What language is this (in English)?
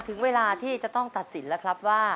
Thai